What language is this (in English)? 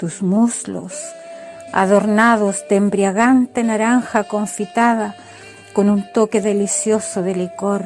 Spanish